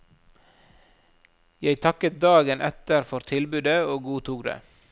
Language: Norwegian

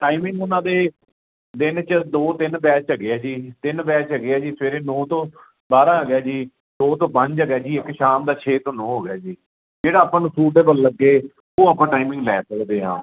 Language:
Punjabi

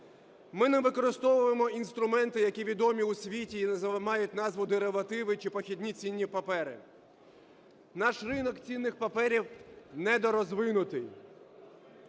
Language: Ukrainian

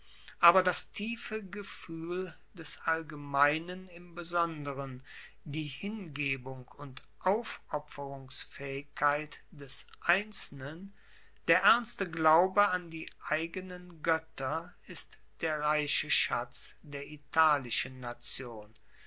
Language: German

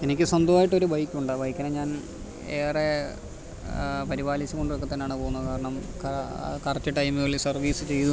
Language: Malayalam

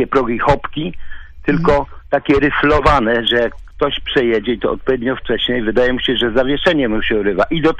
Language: Polish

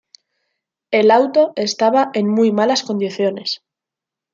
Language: Spanish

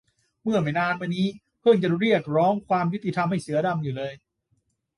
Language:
Thai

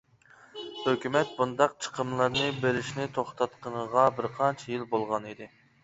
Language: Uyghur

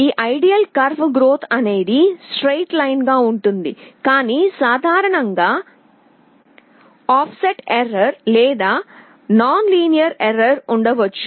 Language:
Telugu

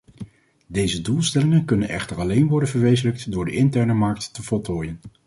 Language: Dutch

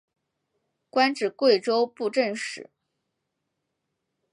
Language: Chinese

